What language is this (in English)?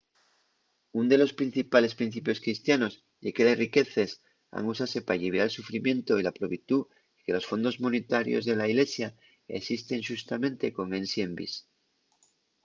Asturian